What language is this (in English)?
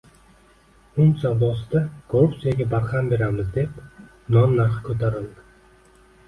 Uzbek